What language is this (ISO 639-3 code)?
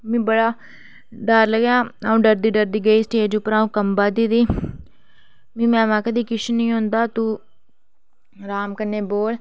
doi